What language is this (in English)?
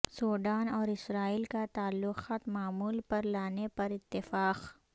Urdu